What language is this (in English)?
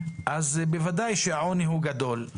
Hebrew